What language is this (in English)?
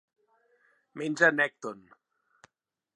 Catalan